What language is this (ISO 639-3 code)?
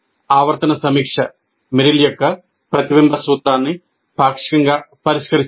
tel